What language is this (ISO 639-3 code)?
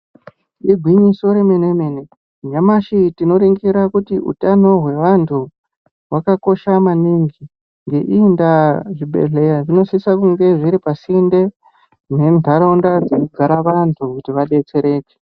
ndc